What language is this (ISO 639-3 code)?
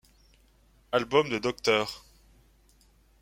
fra